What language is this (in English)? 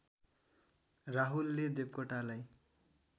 Nepali